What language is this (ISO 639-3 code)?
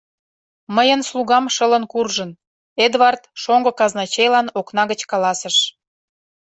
chm